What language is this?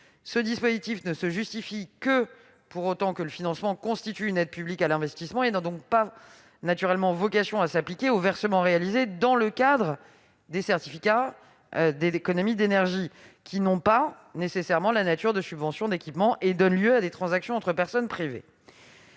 French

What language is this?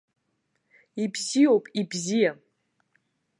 Abkhazian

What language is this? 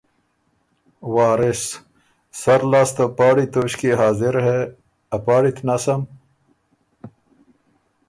Ormuri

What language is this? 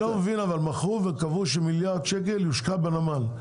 Hebrew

